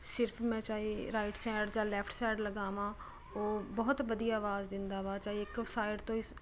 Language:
Punjabi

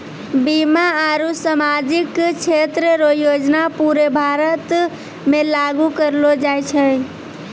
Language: Maithili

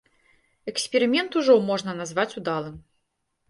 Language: Belarusian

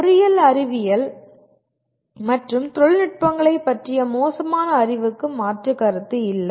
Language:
Tamil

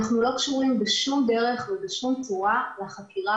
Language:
Hebrew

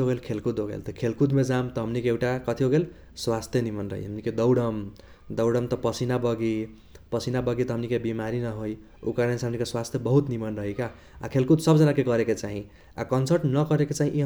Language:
Kochila Tharu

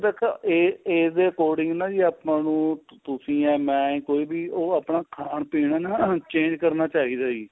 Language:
Punjabi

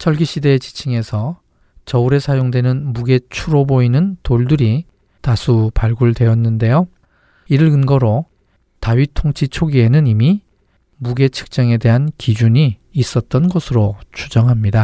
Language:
Korean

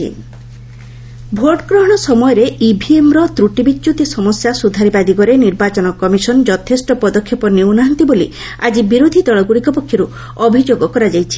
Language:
Odia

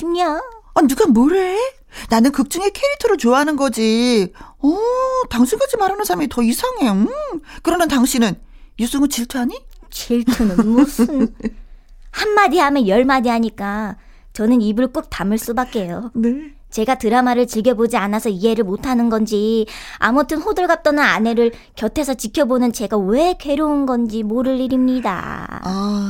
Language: Korean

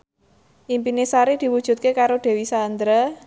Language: Javanese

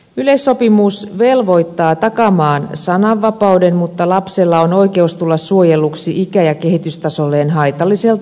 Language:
Finnish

